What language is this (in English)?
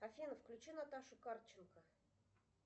Russian